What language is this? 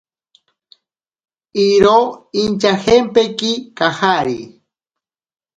Ashéninka Perené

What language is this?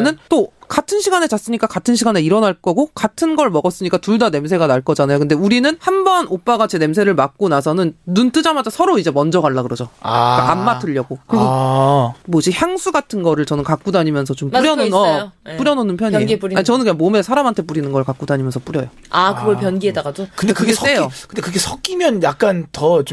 Korean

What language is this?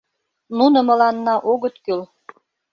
Mari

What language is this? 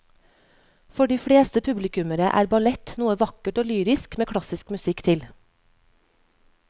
Norwegian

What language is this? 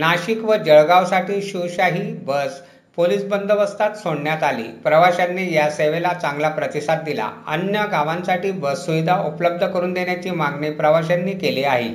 Marathi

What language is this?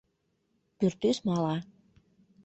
Mari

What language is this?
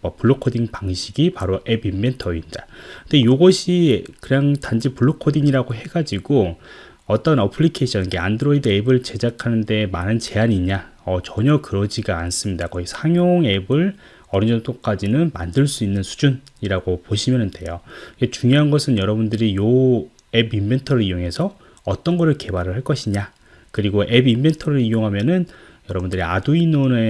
Korean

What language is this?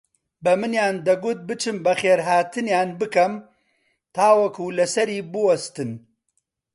Central Kurdish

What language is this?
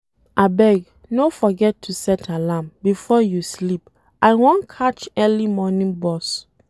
Nigerian Pidgin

